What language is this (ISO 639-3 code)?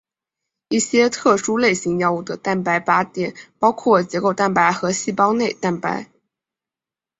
zho